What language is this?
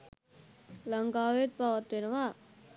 Sinhala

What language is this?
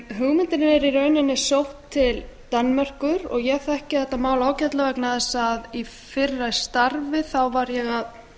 Icelandic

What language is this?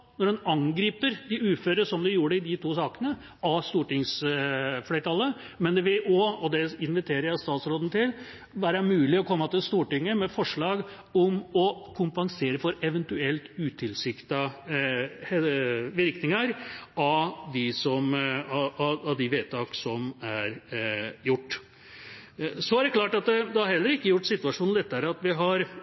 Norwegian Bokmål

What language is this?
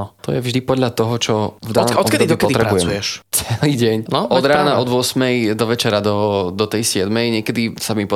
Slovak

